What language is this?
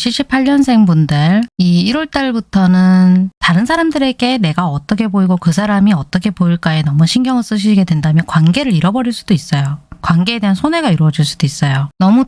Korean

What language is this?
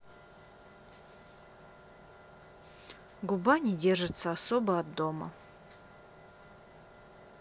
Russian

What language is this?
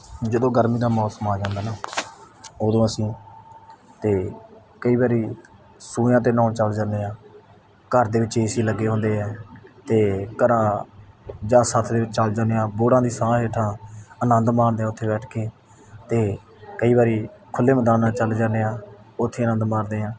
Punjabi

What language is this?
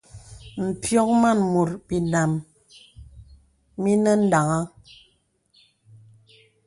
Bebele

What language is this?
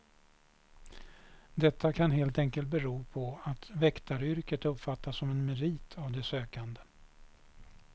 Swedish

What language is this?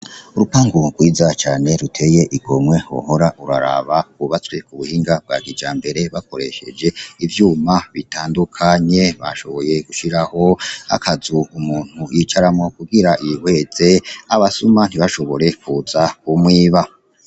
Rundi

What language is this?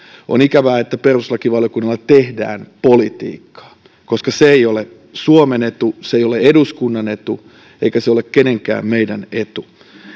Finnish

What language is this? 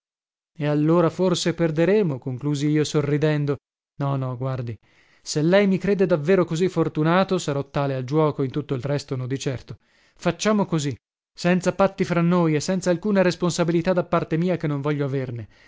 Italian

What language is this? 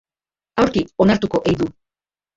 Basque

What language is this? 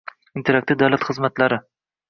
Uzbek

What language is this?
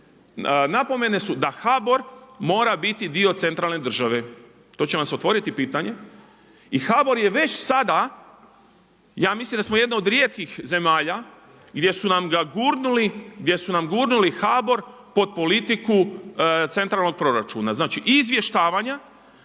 Croatian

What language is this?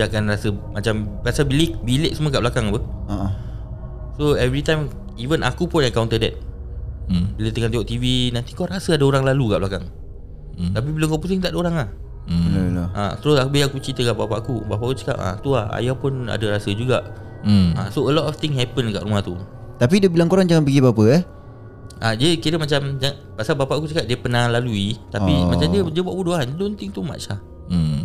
Malay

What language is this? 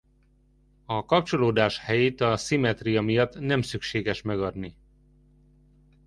Hungarian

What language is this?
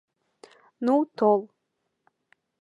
Mari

